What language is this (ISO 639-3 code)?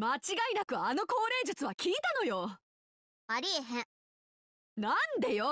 jpn